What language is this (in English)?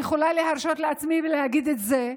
Hebrew